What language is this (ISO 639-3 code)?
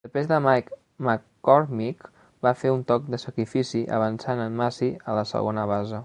cat